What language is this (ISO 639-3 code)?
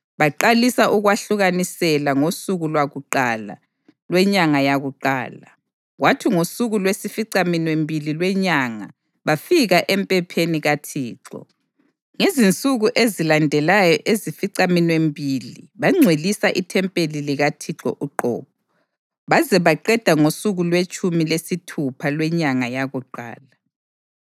nde